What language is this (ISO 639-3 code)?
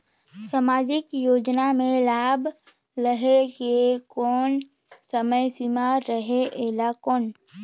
hne